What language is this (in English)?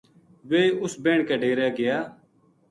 Gujari